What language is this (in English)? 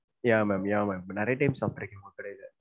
Tamil